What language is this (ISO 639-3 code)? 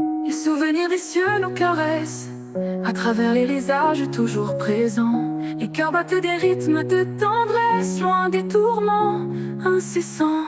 fra